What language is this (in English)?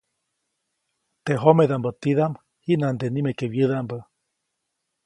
Copainalá Zoque